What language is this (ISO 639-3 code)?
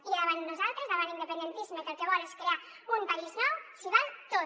cat